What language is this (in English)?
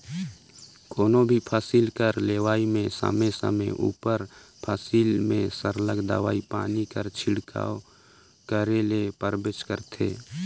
Chhattisgarhi